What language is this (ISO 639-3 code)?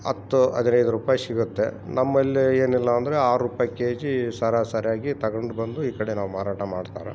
kan